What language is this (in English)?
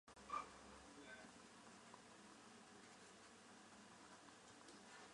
Chinese